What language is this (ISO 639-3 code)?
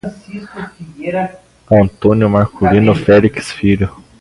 por